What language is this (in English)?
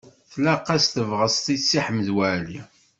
Kabyle